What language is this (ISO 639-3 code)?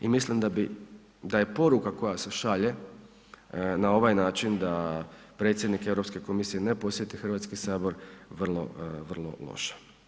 hrv